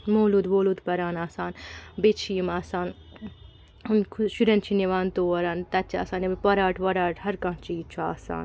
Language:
Kashmiri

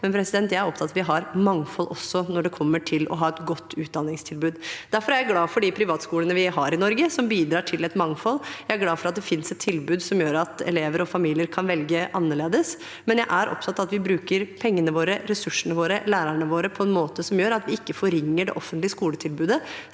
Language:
Norwegian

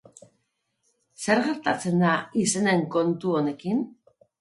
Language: Basque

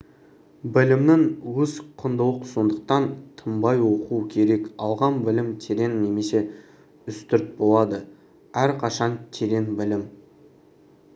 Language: Kazakh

